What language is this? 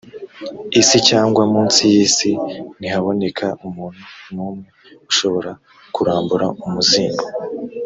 Kinyarwanda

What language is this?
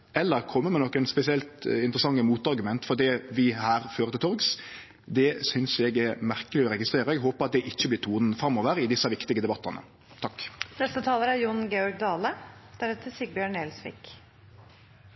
Norwegian Nynorsk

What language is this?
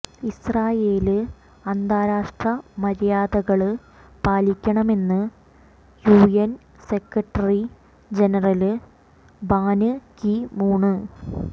Malayalam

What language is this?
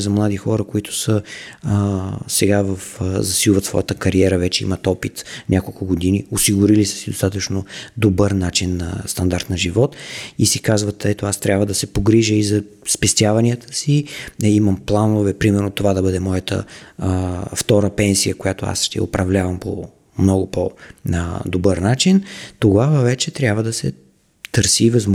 Bulgarian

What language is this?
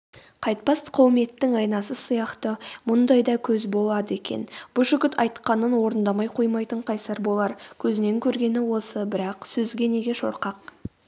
Kazakh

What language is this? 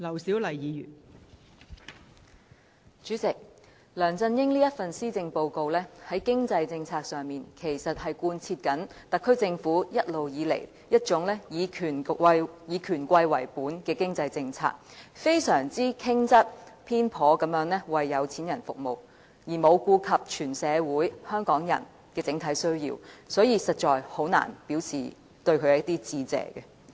Cantonese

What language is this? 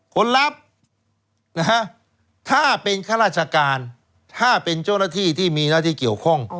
Thai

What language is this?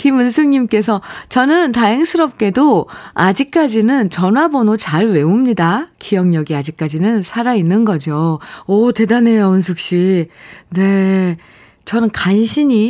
Korean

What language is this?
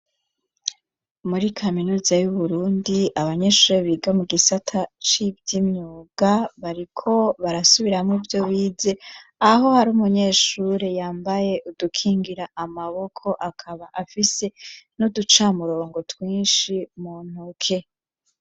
Rundi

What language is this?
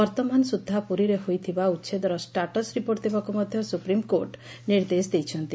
Odia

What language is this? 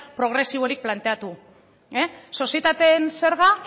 Basque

